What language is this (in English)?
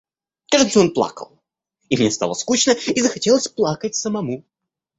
Russian